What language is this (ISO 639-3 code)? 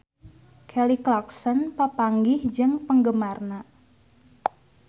sun